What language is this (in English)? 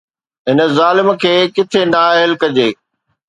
Sindhi